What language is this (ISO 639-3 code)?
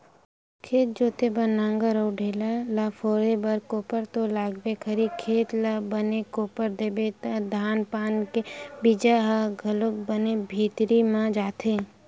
hne